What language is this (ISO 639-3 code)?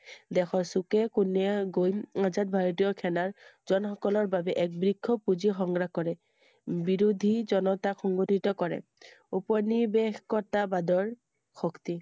asm